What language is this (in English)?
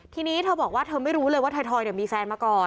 Thai